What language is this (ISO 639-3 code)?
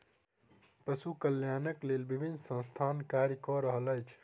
mai